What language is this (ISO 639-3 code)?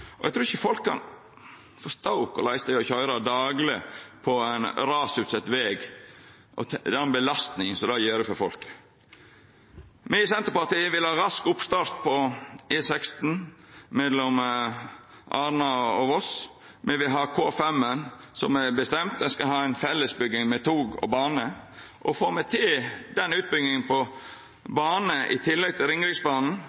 nno